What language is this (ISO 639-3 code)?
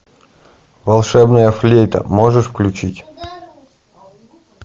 rus